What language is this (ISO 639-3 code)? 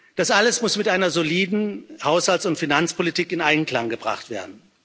deu